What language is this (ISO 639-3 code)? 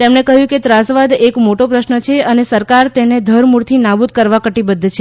guj